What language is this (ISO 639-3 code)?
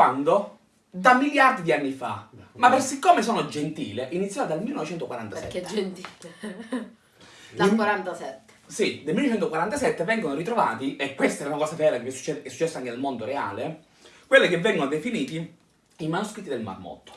ita